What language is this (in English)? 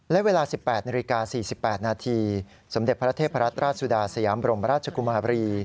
Thai